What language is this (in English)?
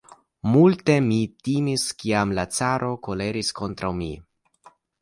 Esperanto